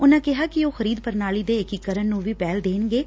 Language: Punjabi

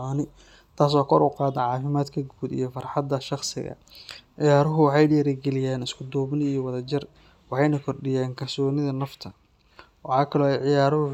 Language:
Somali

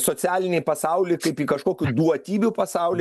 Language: Lithuanian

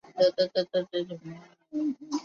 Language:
Chinese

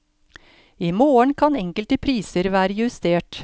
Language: Norwegian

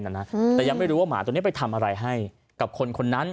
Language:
Thai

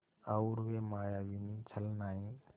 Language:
Hindi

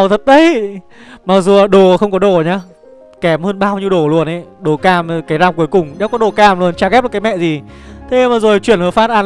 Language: Vietnamese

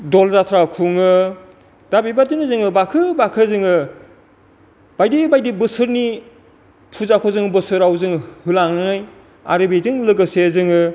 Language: Bodo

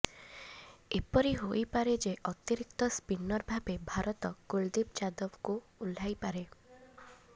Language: Odia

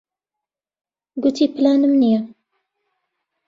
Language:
Central Kurdish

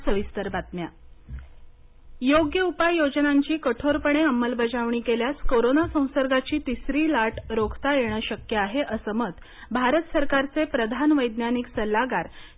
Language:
Marathi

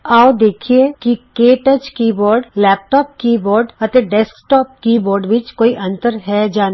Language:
Punjabi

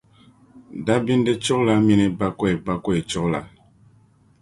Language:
Dagbani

